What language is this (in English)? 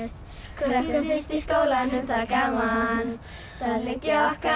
Icelandic